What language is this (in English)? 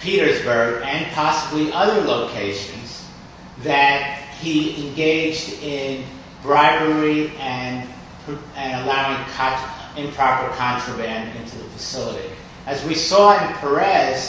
English